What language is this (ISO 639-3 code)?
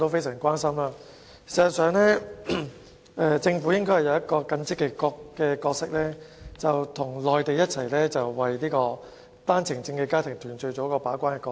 yue